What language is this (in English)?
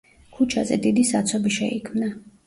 Georgian